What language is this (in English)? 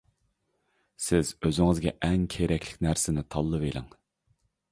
Uyghur